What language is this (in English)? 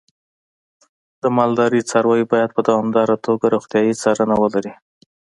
Pashto